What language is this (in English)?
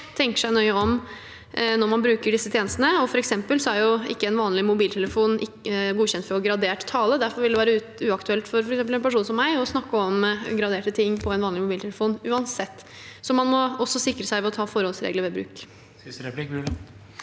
Norwegian